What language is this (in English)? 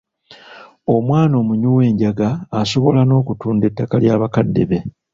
Ganda